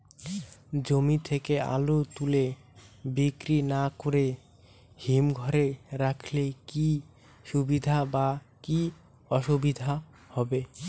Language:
Bangla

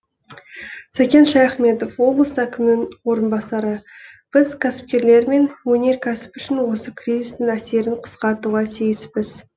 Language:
Kazakh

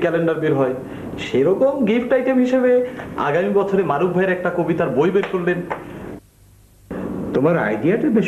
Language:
Hindi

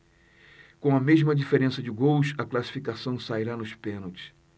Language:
Portuguese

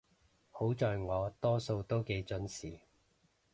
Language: Cantonese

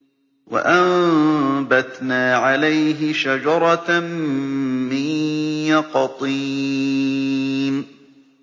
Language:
Arabic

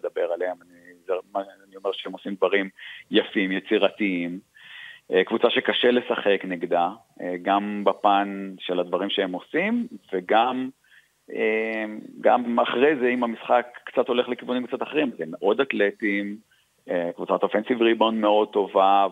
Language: Hebrew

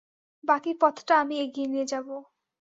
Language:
Bangla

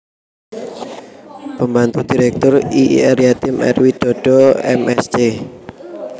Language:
Javanese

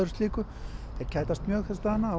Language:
Icelandic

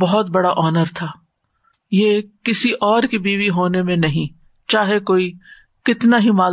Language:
Urdu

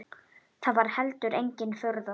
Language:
Icelandic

